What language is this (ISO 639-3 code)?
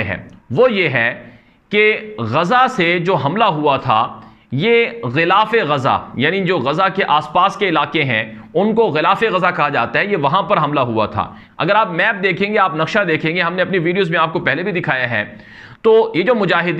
hin